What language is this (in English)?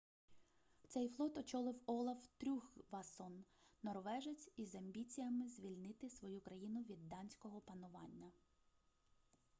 Ukrainian